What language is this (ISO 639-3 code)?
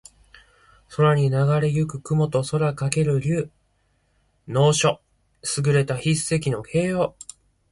jpn